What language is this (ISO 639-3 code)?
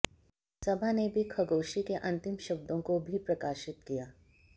hin